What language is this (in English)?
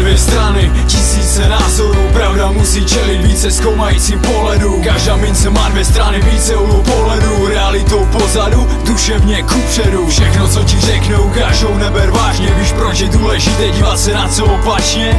Czech